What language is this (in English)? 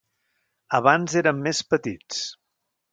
Catalan